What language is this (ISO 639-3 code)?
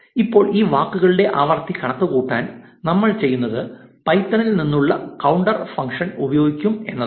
mal